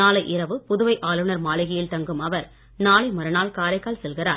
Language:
Tamil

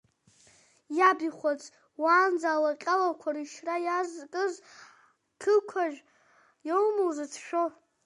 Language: Abkhazian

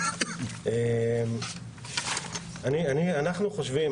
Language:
Hebrew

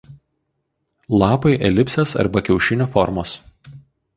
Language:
Lithuanian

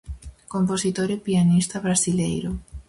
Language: Galician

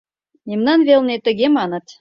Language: Mari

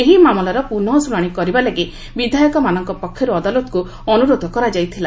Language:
Odia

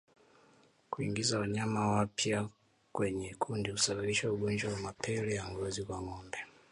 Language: Swahili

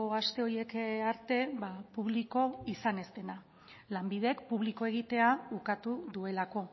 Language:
Basque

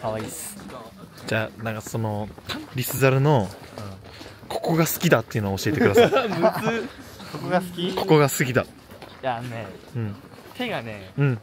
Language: Japanese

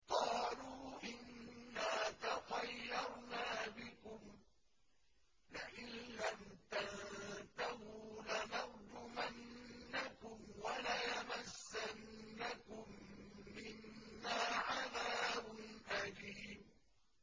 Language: Arabic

